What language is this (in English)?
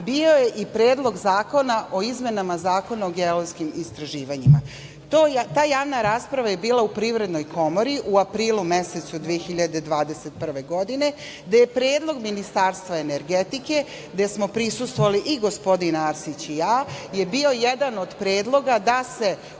Serbian